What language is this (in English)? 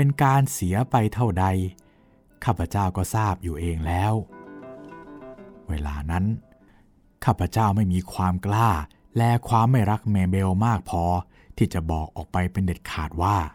Thai